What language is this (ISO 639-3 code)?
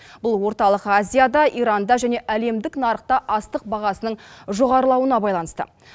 kaz